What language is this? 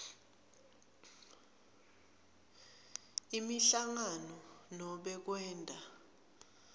Swati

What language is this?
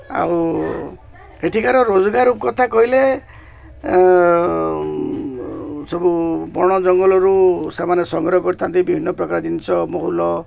Odia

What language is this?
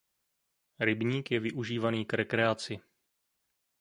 Czech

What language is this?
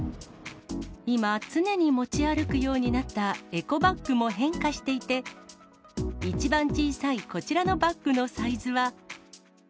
Japanese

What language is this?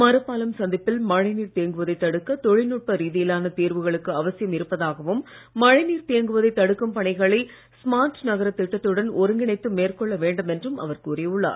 Tamil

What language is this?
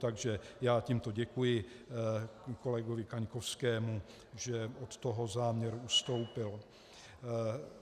Czech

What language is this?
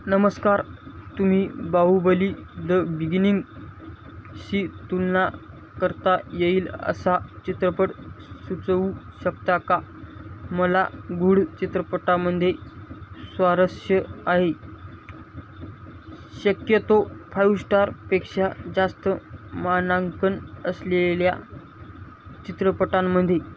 Marathi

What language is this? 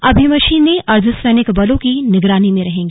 Hindi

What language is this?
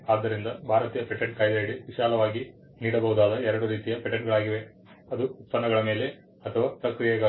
Kannada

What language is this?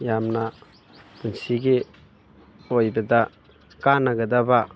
Manipuri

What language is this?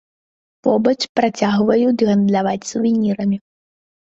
Belarusian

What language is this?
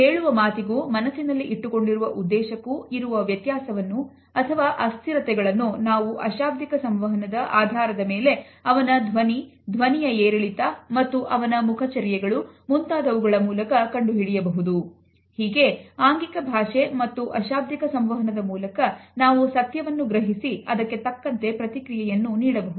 Kannada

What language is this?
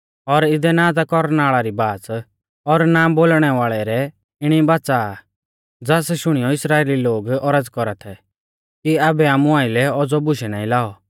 Mahasu Pahari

